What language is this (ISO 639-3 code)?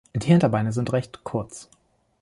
deu